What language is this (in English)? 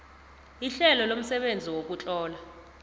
South Ndebele